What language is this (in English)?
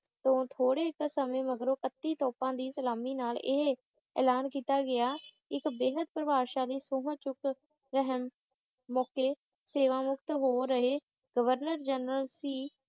Punjabi